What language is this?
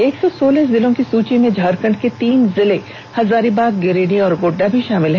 Hindi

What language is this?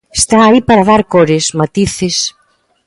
Galician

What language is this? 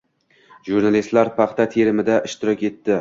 Uzbek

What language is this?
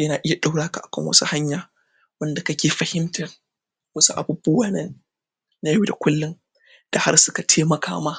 Hausa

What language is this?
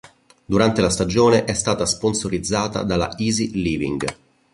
Italian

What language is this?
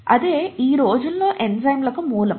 Telugu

